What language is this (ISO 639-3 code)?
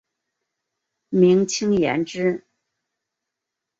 zho